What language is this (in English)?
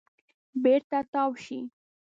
Pashto